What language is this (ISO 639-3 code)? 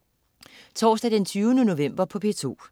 dan